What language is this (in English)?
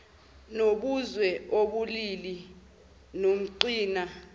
Zulu